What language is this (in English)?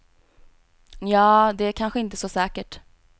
Swedish